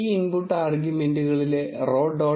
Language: Malayalam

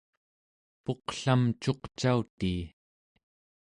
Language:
Central Yupik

